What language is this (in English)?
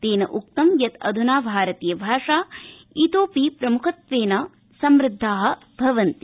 Sanskrit